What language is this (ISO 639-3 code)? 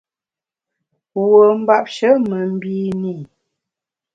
bax